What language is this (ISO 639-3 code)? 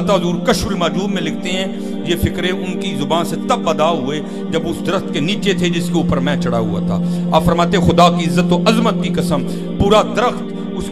urd